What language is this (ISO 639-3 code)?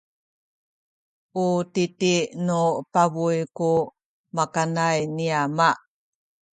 szy